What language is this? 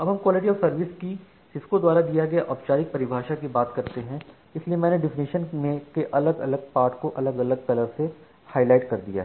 Hindi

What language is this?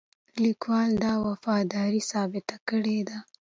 Pashto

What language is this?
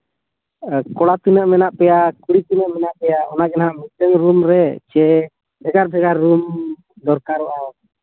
Santali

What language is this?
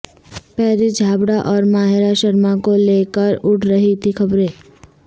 Urdu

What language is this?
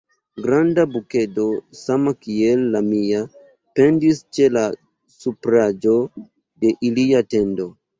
Esperanto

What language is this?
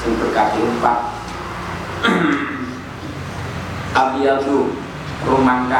Indonesian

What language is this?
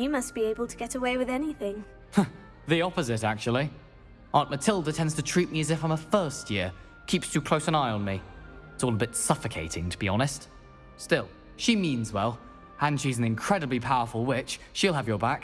English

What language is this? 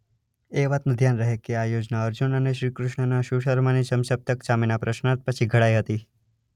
Gujarati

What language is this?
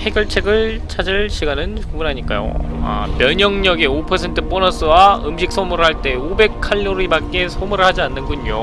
Korean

